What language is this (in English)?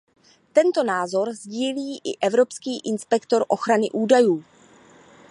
Czech